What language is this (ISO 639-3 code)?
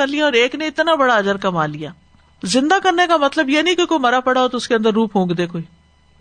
urd